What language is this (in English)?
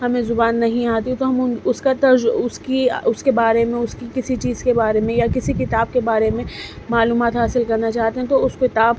Urdu